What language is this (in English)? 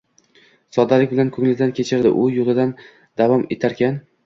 Uzbek